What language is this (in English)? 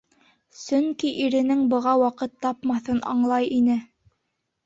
Bashkir